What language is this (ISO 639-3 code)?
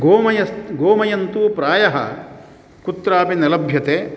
san